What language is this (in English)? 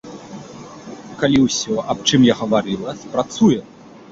Belarusian